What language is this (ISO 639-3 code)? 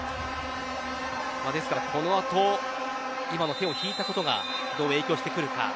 jpn